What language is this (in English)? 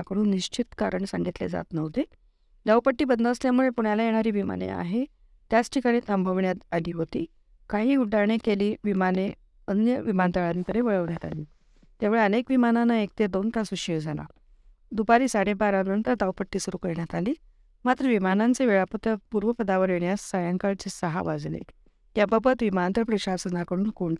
Marathi